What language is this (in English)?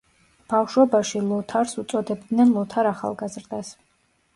Georgian